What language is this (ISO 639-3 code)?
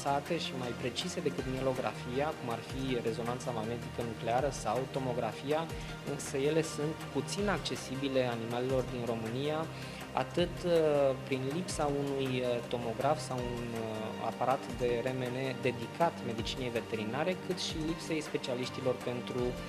ron